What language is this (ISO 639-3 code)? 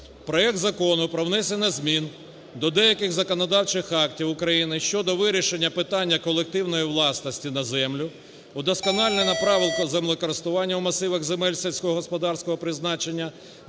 ukr